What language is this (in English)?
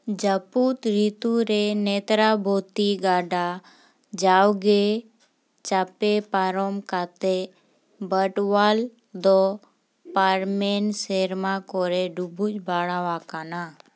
Santali